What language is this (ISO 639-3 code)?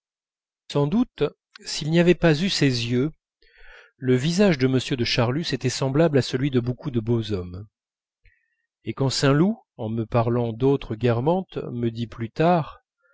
fra